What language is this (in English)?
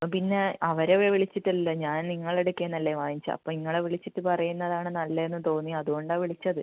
Malayalam